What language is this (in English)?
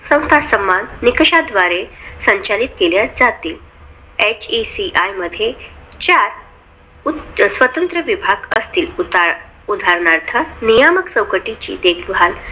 Marathi